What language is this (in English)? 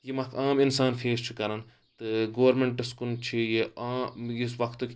Kashmiri